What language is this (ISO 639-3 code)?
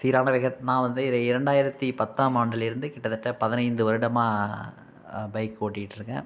tam